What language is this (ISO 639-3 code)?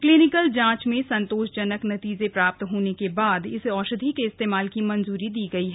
hin